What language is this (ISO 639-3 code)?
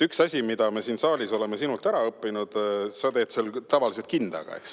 est